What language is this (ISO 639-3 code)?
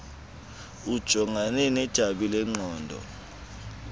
xho